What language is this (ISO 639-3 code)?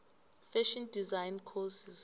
nbl